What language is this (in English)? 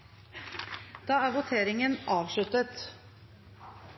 Norwegian Bokmål